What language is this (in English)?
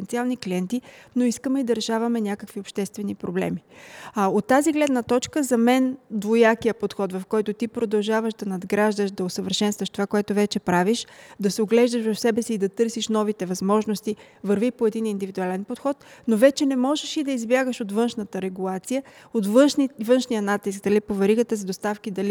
Bulgarian